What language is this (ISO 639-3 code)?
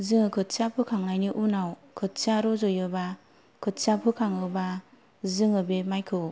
brx